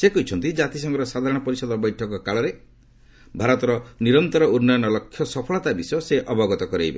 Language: Odia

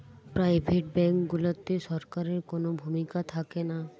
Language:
Bangla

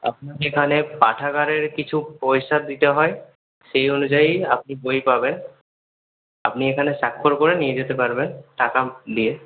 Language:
Bangla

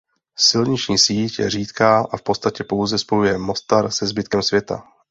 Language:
Czech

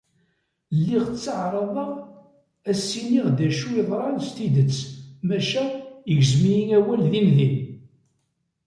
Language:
Kabyle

